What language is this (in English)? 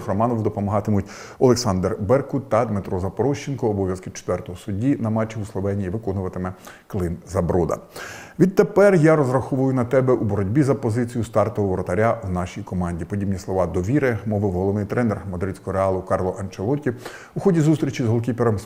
Ukrainian